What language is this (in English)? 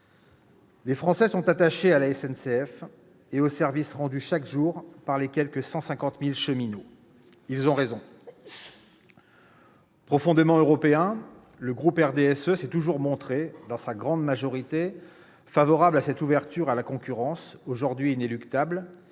French